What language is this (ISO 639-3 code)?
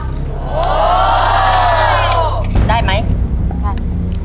tha